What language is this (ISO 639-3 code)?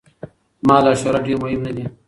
pus